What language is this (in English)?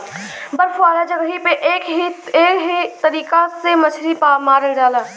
Bhojpuri